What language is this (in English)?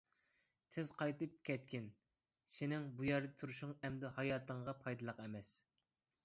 Uyghur